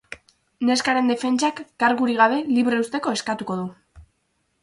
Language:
Basque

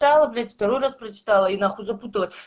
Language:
Russian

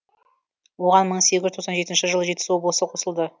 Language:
Kazakh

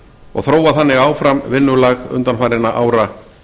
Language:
Icelandic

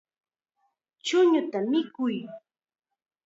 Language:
Chiquián Ancash Quechua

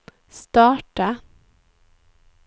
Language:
Swedish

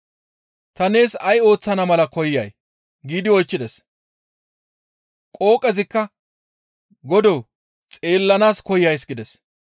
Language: Gamo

